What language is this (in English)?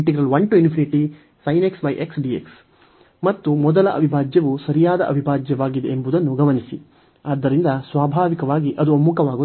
Kannada